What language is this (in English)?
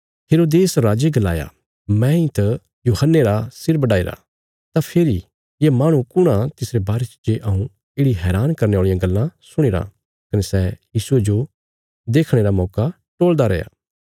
Bilaspuri